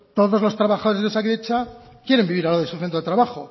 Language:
Spanish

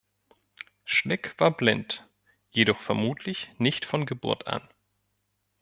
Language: German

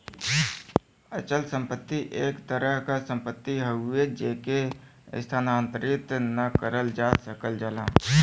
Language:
Bhojpuri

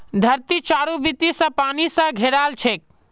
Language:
Magahi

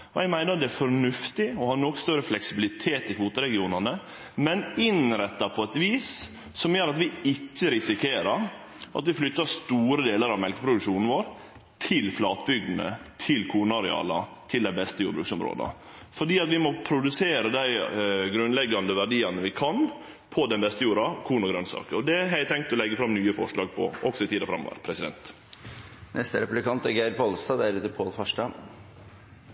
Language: Norwegian Nynorsk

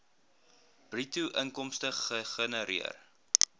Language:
Afrikaans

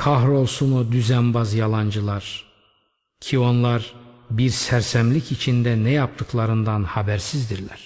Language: Turkish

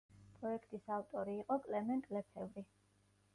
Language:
Georgian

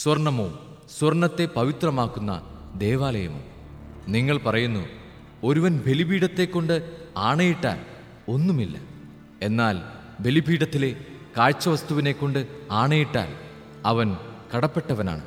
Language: Malayalam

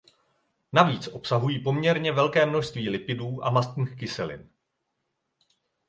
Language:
Czech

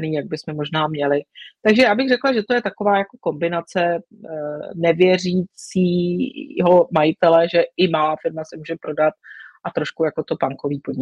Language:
Czech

